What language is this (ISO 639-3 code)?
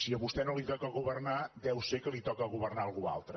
cat